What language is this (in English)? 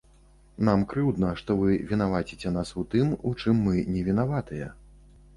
Belarusian